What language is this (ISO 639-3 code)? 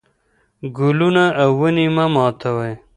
pus